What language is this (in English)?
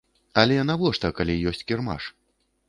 Belarusian